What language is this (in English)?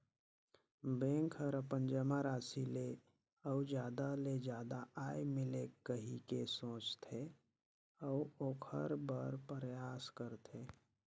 Chhattisgarhi